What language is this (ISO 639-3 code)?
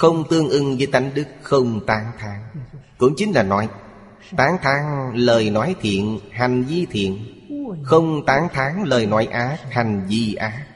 vie